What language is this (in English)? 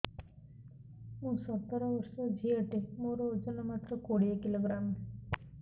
Odia